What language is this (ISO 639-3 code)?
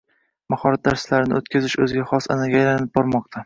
uzb